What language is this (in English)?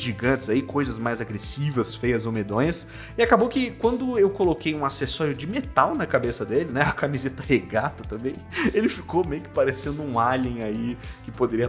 Portuguese